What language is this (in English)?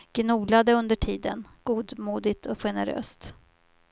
Swedish